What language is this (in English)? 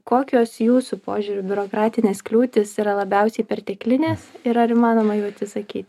Lithuanian